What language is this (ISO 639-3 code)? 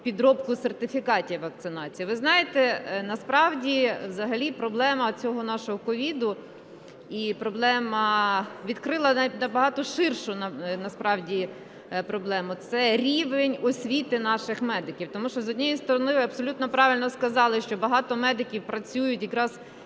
ukr